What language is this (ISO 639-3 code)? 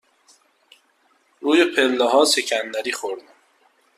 fas